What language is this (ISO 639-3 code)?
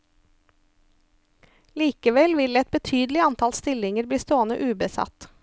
nor